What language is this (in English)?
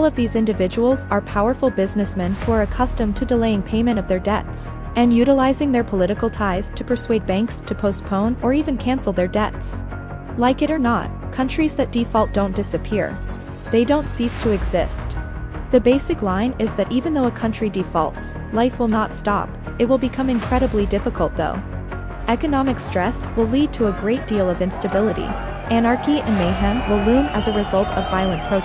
English